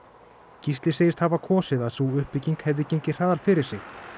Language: Icelandic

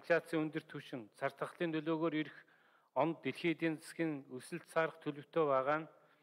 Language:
Turkish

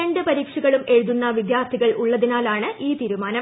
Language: Malayalam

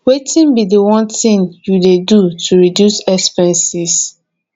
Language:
Nigerian Pidgin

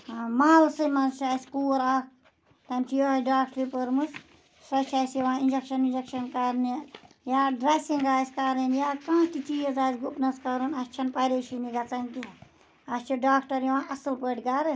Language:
Kashmiri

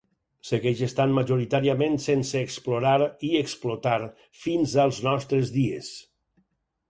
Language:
Catalan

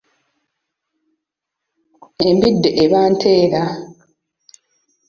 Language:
Ganda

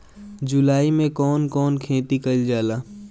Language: Bhojpuri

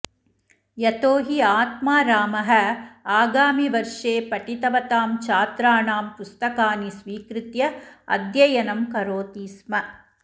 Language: Sanskrit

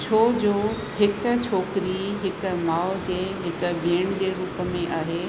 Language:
Sindhi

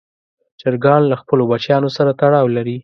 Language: Pashto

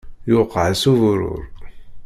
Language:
Kabyle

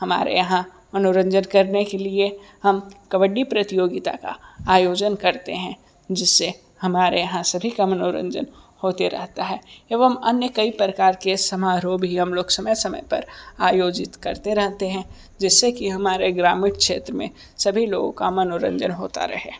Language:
Hindi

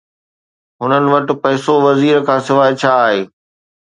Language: Sindhi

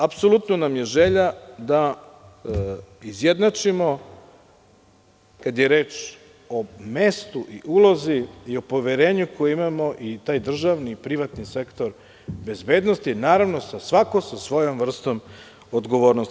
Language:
Serbian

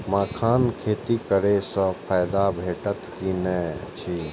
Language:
Maithili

